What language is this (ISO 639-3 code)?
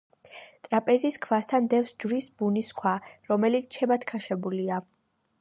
kat